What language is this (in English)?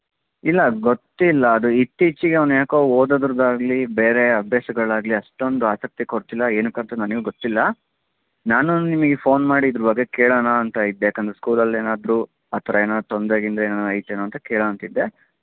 Kannada